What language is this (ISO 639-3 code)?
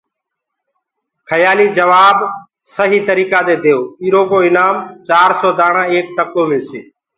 ggg